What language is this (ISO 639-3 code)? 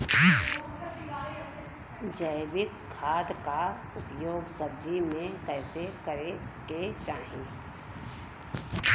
bho